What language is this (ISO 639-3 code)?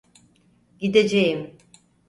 tur